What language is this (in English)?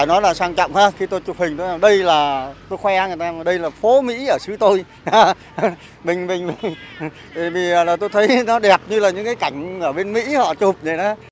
Vietnamese